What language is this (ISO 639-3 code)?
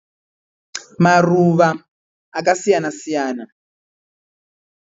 sna